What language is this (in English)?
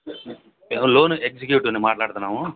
Telugu